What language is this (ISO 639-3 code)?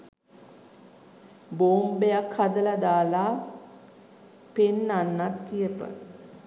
sin